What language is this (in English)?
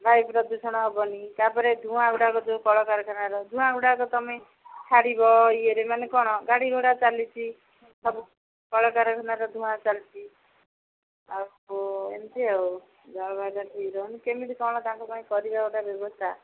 Odia